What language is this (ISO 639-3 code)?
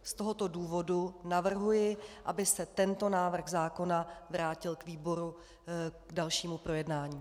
ces